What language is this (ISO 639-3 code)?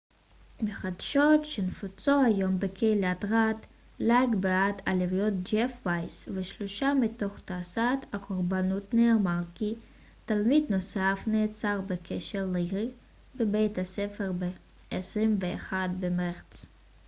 heb